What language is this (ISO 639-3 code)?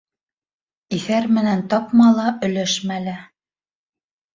bak